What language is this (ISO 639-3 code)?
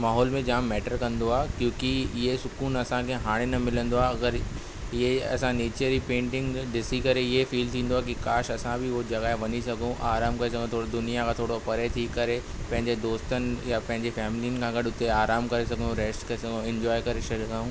snd